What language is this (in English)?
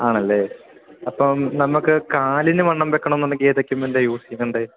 Malayalam